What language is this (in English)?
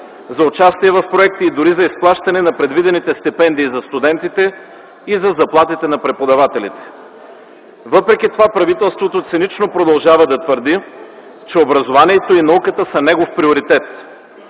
Bulgarian